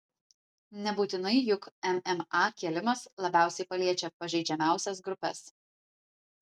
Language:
Lithuanian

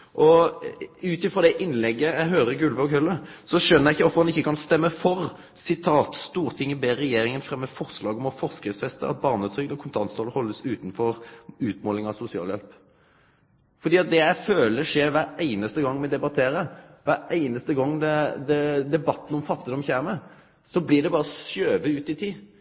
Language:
Norwegian Nynorsk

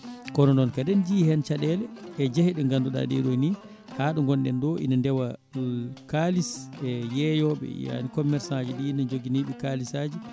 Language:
Fula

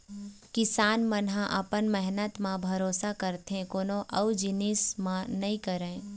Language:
Chhattisgarhi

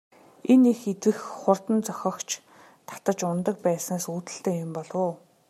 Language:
Mongolian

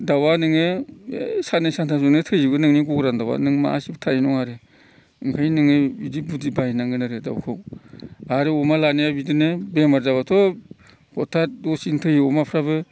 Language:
Bodo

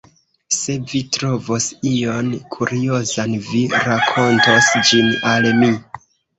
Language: Esperanto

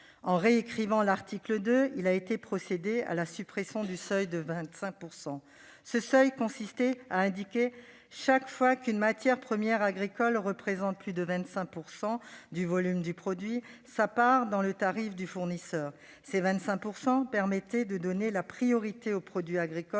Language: French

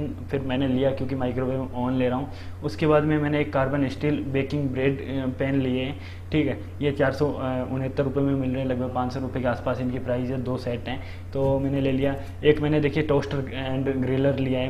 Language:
Hindi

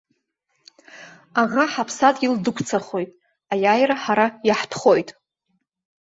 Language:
Abkhazian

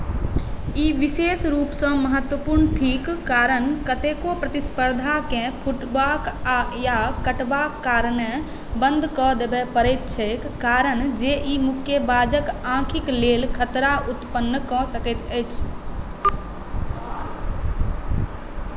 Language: Maithili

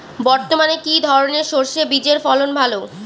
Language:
Bangla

